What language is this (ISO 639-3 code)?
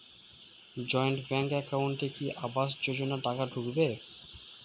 ben